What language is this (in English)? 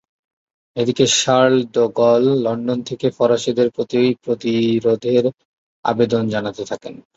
Bangla